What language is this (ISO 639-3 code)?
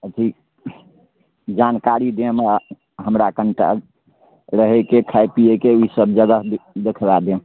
mai